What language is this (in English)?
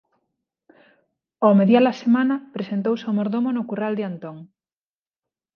Galician